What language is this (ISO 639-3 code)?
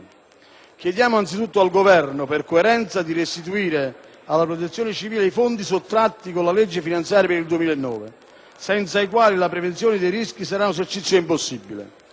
ita